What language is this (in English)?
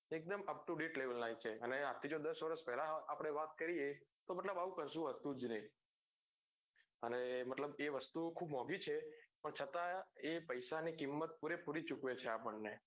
Gujarati